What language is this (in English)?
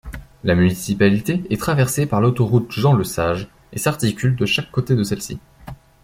French